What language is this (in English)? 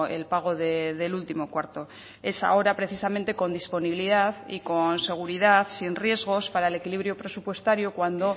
Spanish